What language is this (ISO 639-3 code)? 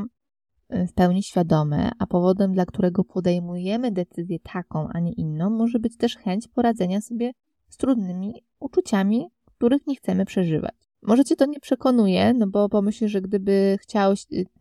pol